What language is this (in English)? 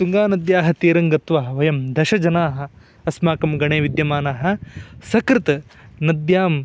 Sanskrit